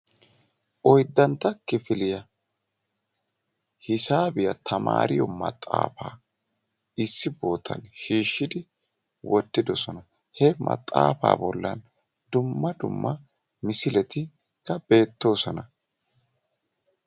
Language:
Wolaytta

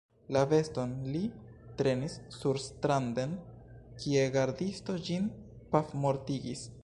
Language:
Esperanto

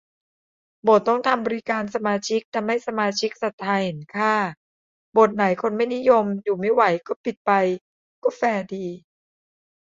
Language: Thai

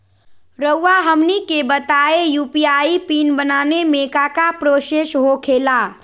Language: Magahi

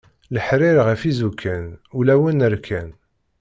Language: Kabyle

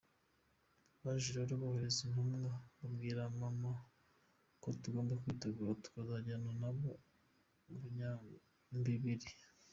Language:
Kinyarwanda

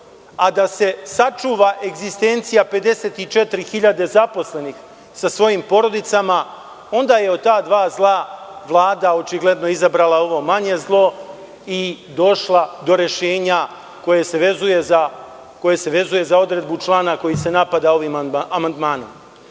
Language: Serbian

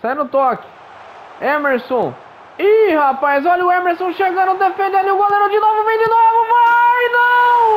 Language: Portuguese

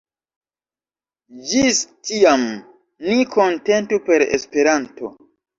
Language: Esperanto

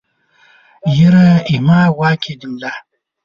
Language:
Pashto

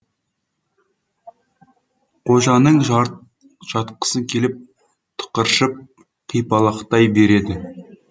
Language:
Kazakh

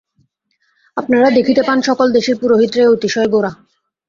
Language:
Bangla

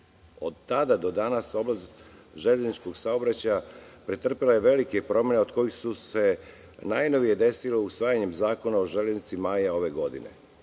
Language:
Serbian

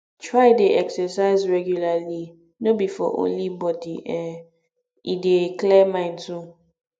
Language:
Nigerian Pidgin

